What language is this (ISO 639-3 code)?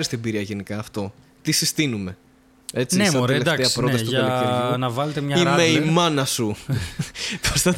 ell